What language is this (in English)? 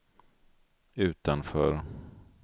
Swedish